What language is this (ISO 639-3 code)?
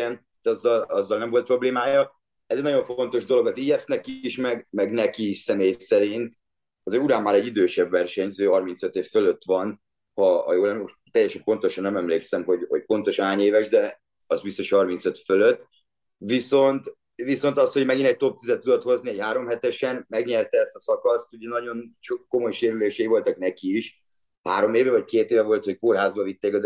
hun